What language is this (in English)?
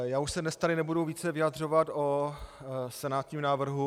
Czech